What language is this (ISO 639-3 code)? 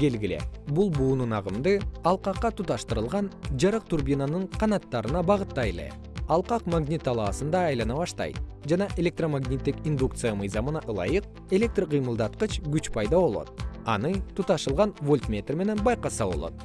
kir